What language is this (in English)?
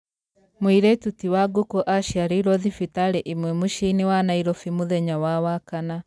Kikuyu